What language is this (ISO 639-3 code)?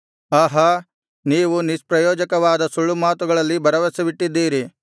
kan